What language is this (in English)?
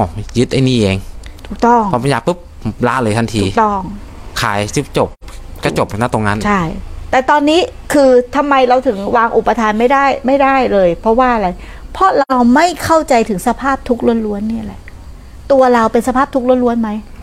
Thai